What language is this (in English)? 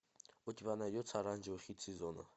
Russian